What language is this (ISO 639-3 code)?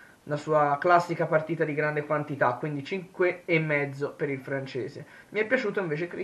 ita